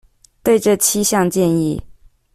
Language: Chinese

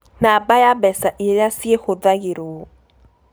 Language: Kikuyu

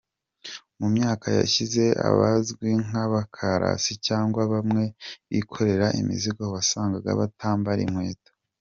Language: Kinyarwanda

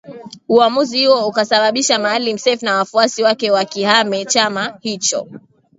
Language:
Swahili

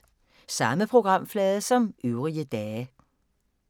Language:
Danish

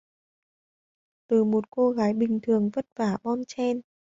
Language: Vietnamese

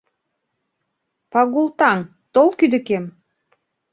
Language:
Mari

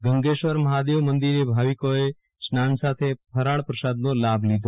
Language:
Gujarati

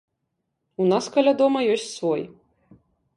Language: Belarusian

